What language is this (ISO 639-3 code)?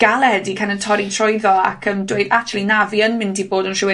cym